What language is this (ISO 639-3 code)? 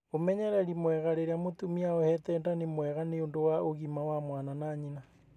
kik